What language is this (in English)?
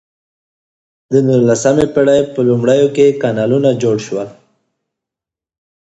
Pashto